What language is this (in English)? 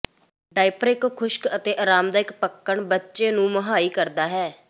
Punjabi